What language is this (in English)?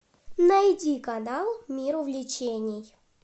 Russian